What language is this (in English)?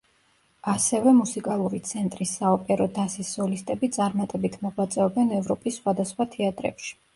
Georgian